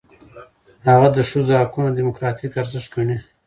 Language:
Pashto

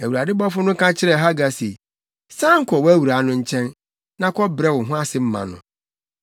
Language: Akan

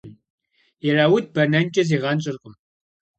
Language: Kabardian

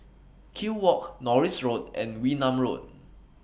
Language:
English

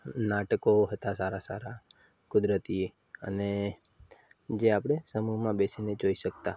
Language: Gujarati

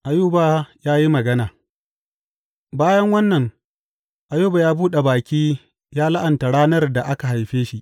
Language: Hausa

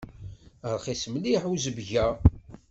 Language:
Kabyle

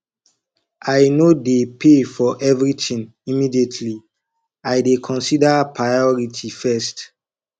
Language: Nigerian Pidgin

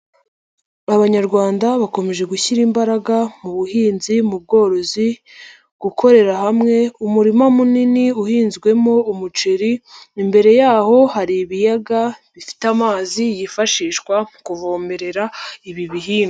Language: Kinyarwanda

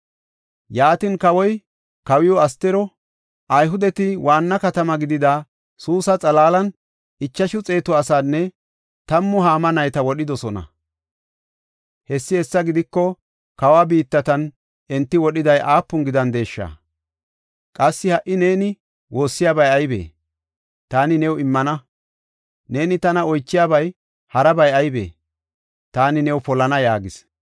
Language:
Gofa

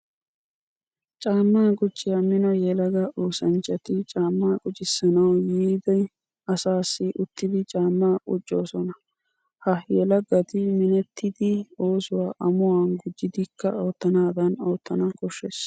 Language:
Wolaytta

